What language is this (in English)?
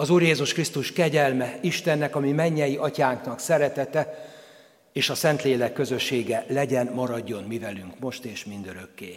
Hungarian